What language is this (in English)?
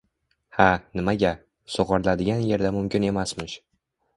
Uzbek